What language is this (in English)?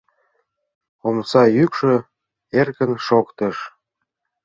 Mari